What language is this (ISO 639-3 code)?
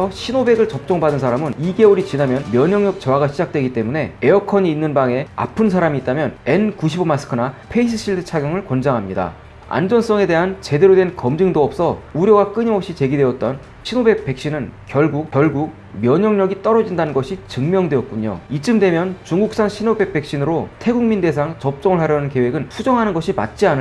kor